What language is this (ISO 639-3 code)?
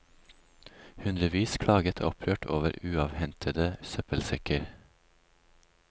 nor